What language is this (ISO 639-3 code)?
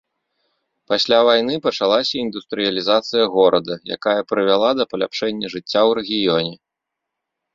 bel